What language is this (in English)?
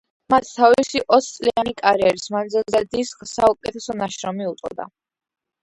Georgian